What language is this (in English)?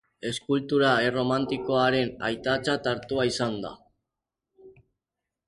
Basque